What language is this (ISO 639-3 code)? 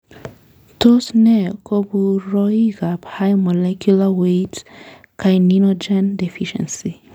kln